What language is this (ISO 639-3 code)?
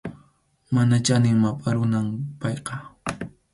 qxu